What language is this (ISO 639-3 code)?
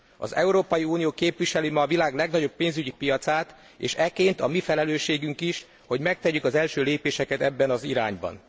hun